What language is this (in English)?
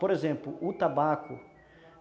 Portuguese